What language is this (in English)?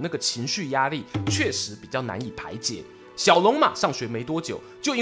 Chinese